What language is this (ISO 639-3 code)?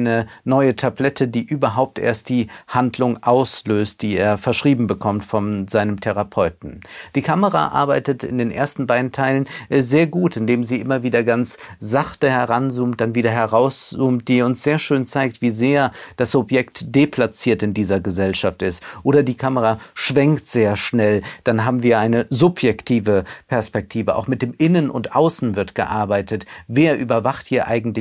deu